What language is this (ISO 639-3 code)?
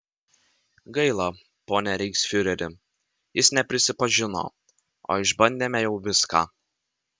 lit